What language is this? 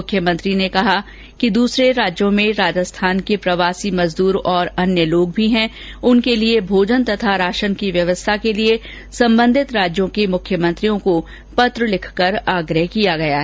Hindi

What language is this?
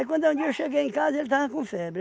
Portuguese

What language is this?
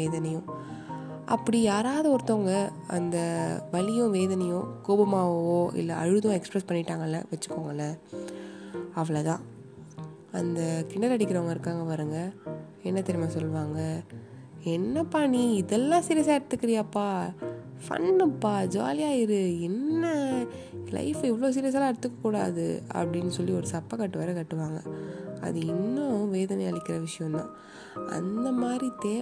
Tamil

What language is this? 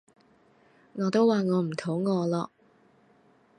Cantonese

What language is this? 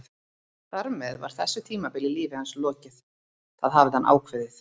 Icelandic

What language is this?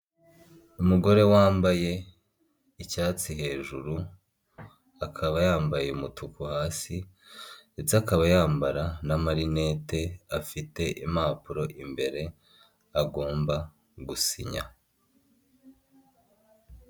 Kinyarwanda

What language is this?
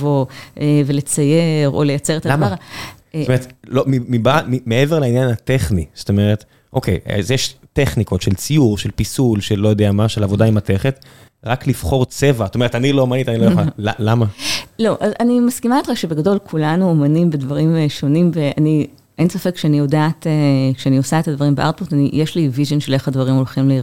Hebrew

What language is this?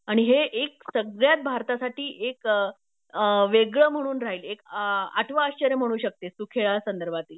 Marathi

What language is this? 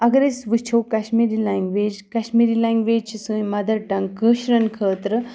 Kashmiri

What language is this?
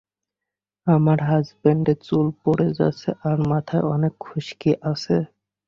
Bangla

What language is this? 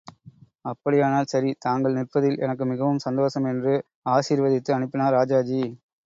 Tamil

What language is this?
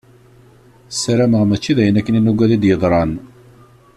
Kabyle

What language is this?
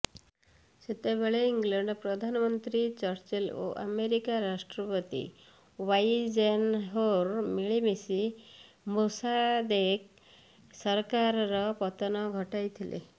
Odia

